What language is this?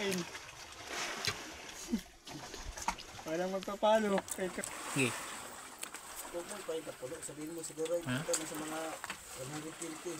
Filipino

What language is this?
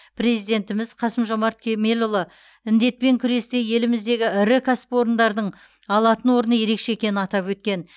Kazakh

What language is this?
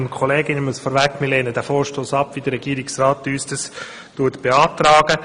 Swiss German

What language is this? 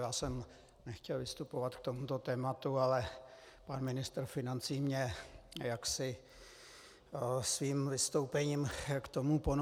Czech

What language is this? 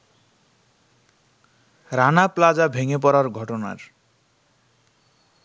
Bangla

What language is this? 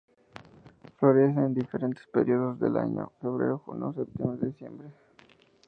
Spanish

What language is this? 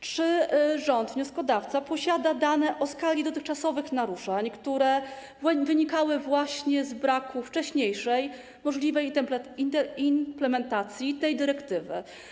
Polish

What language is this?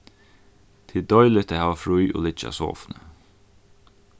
Faroese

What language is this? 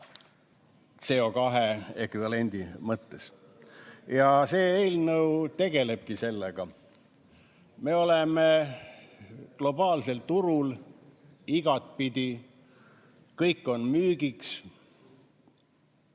Estonian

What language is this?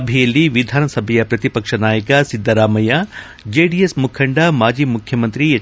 Kannada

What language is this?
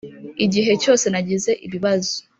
Kinyarwanda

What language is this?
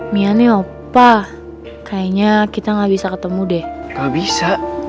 Indonesian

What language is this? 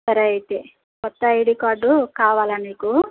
Telugu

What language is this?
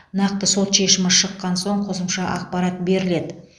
Kazakh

